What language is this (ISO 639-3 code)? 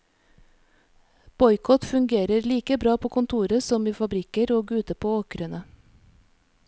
nor